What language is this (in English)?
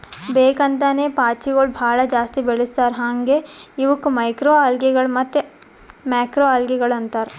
Kannada